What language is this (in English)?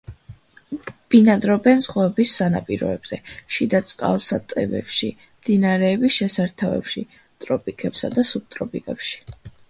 Georgian